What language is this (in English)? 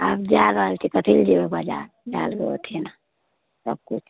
Maithili